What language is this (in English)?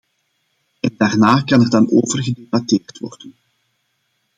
Dutch